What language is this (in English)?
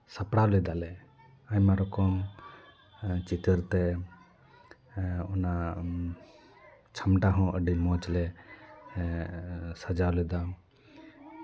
Santali